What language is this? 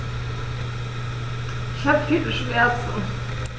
German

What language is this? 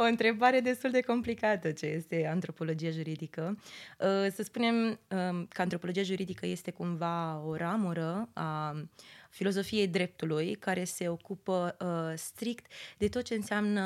Romanian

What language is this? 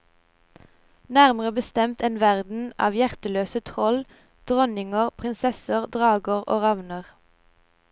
Norwegian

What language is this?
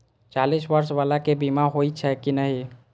Maithili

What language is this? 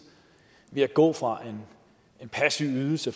Danish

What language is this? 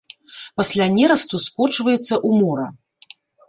Belarusian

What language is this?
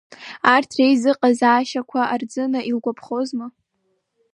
Abkhazian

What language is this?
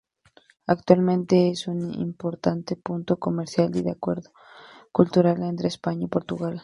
Spanish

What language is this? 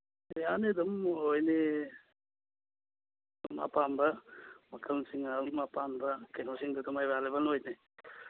Manipuri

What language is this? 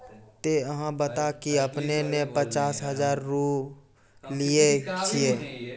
Maithili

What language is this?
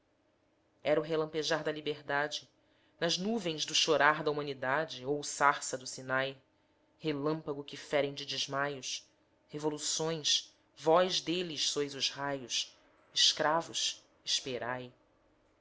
Portuguese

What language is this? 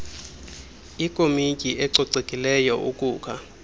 Xhosa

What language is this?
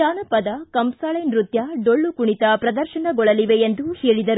Kannada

